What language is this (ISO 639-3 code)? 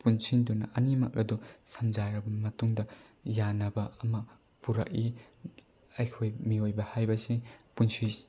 mni